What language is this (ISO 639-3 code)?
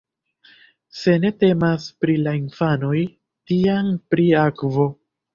epo